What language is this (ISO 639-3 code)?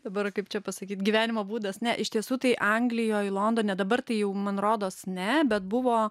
lit